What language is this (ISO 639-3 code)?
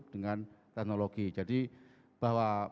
ind